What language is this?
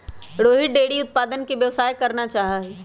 Magahi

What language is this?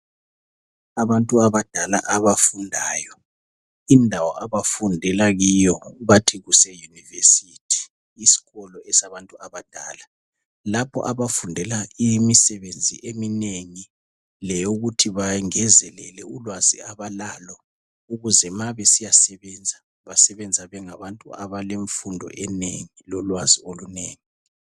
North Ndebele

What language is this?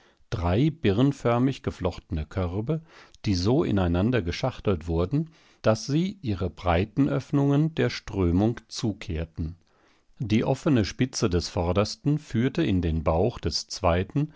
German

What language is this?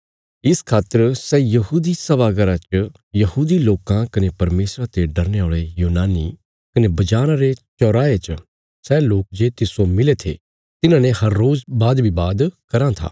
Bilaspuri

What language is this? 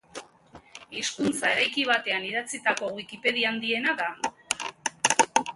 Basque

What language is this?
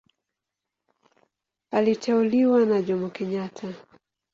Swahili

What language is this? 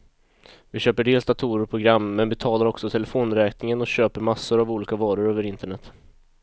Swedish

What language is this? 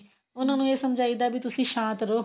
Punjabi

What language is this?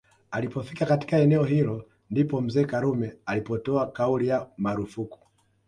Swahili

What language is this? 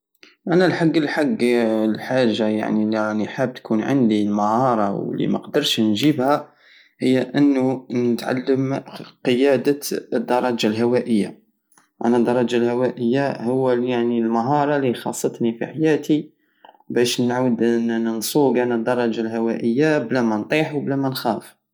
Algerian Saharan Arabic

